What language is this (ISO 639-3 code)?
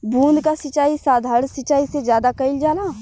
bho